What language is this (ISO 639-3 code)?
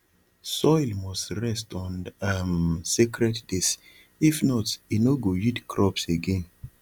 pcm